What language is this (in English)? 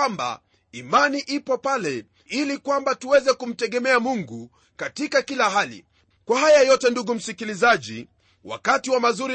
Swahili